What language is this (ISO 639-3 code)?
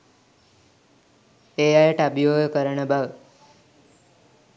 sin